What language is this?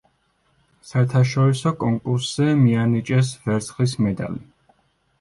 Georgian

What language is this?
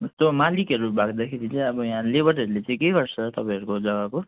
Nepali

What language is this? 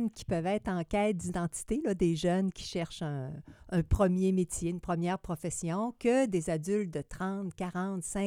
French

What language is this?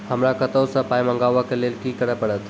Maithili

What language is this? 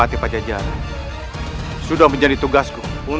Indonesian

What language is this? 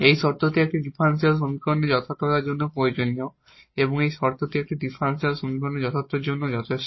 Bangla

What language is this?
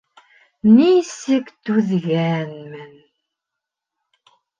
Bashkir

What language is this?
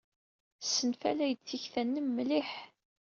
Kabyle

